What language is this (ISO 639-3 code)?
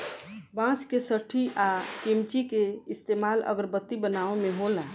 bho